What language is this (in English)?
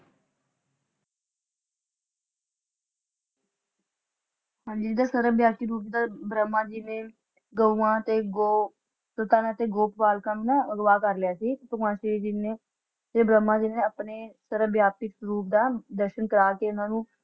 Punjabi